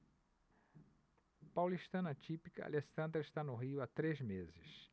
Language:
Portuguese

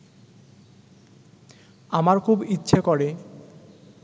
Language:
Bangla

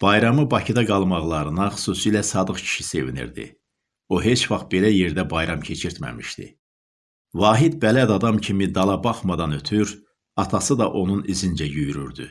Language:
Turkish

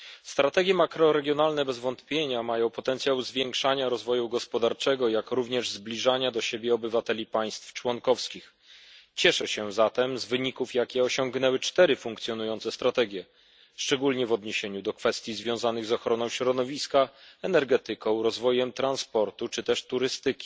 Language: Polish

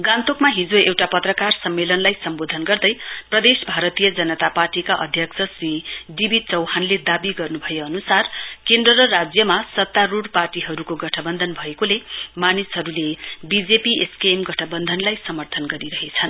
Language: Nepali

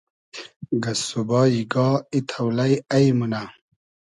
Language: Hazaragi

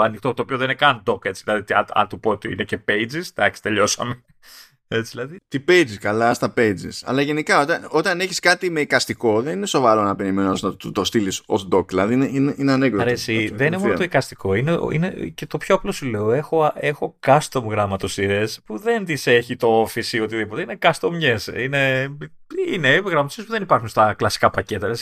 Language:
Greek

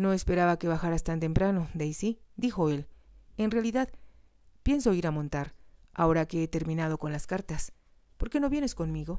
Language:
Spanish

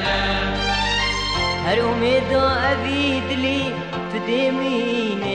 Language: Arabic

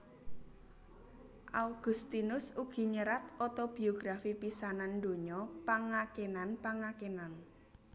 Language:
Javanese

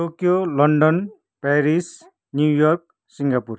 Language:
Nepali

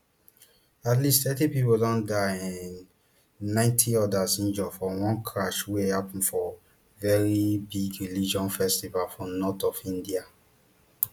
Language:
Nigerian Pidgin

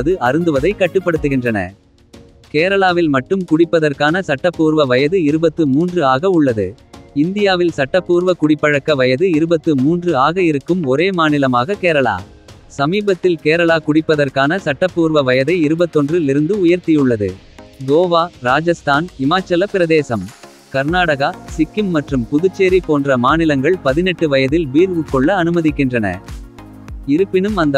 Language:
Tamil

